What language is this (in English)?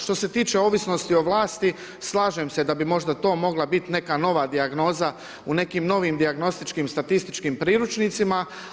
Croatian